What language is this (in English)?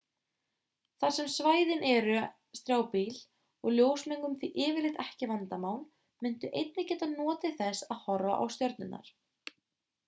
Icelandic